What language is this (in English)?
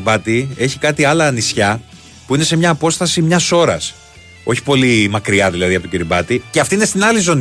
Greek